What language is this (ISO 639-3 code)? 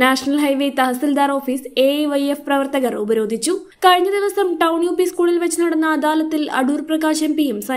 hin